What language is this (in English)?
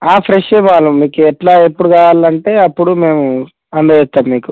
Telugu